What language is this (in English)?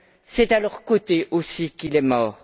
French